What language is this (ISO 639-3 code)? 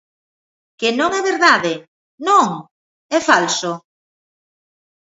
glg